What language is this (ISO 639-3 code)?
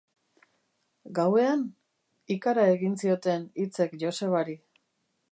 eus